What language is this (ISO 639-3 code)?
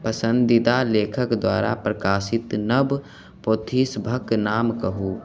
mai